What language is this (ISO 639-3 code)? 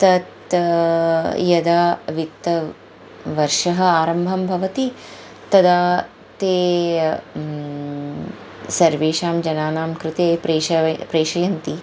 san